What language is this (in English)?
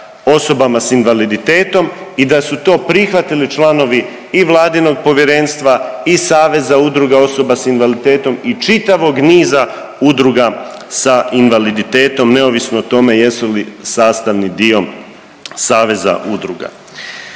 Croatian